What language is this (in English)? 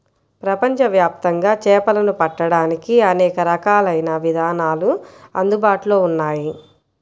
Telugu